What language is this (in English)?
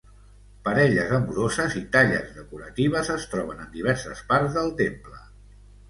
Catalan